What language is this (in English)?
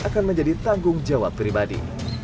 Indonesian